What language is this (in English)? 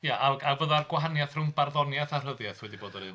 Welsh